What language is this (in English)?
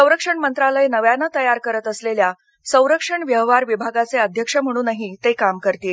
Marathi